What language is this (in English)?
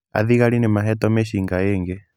Kikuyu